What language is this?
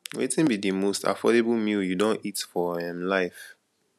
Nigerian Pidgin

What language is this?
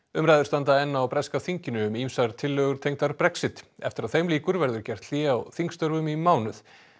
Icelandic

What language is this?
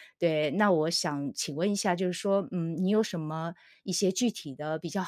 Chinese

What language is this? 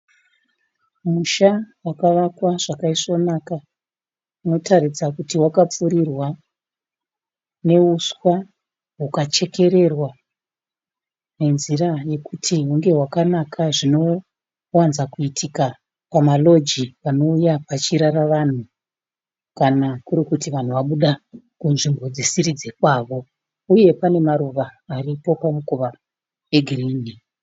Shona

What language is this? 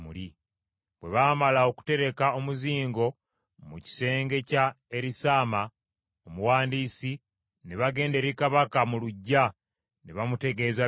Ganda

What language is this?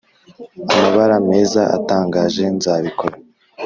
Kinyarwanda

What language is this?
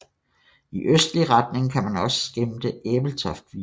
Danish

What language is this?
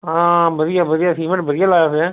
Punjabi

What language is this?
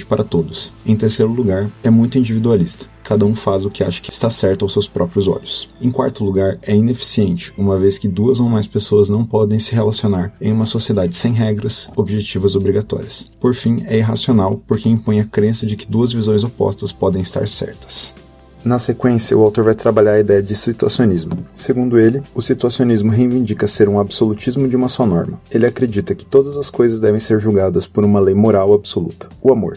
Portuguese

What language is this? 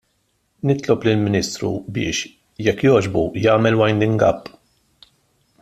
Maltese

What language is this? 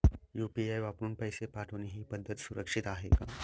Marathi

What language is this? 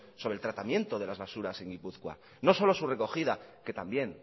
Spanish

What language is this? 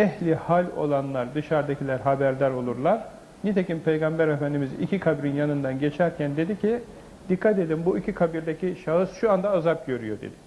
Turkish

